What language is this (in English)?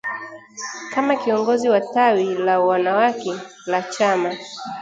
Swahili